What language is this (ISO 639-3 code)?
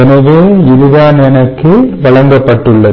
tam